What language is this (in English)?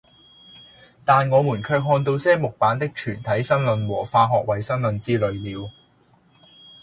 Cantonese